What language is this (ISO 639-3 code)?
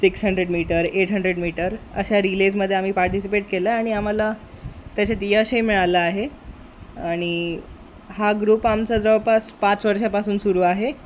mar